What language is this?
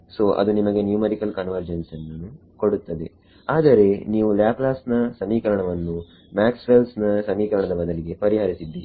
Kannada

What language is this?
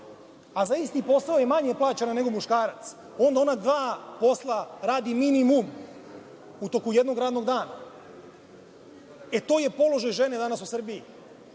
Serbian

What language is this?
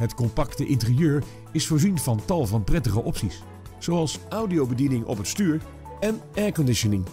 Dutch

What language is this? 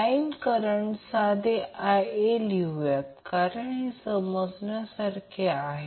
Marathi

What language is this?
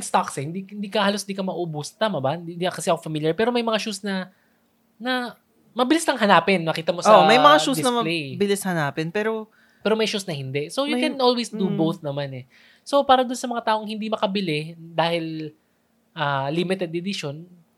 Filipino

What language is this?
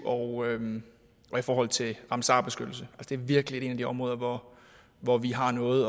Danish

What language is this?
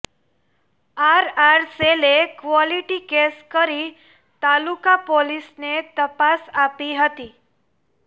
Gujarati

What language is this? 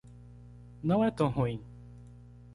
Portuguese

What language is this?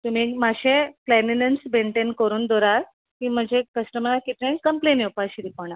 Konkani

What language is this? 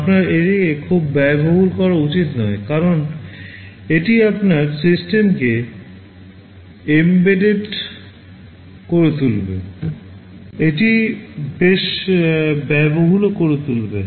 Bangla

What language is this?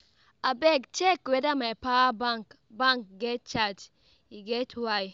Nigerian Pidgin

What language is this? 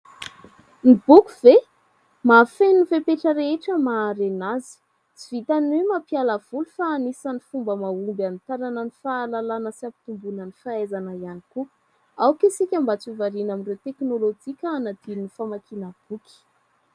Malagasy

